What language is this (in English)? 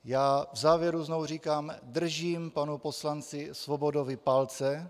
Czech